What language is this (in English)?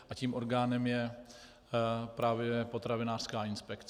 Czech